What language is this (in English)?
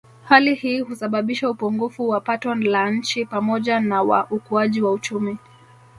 Swahili